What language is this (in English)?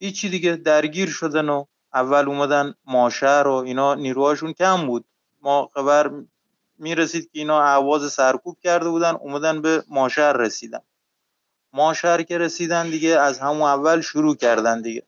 Persian